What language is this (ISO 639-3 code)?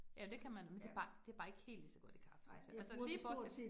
dan